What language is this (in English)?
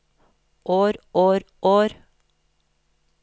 Norwegian